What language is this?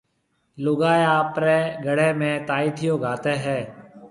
Marwari (Pakistan)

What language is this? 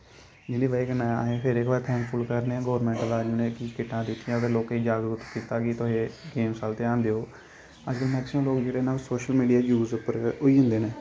Dogri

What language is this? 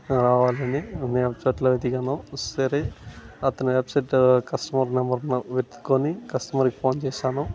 Telugu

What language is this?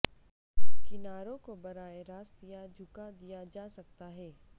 Urdu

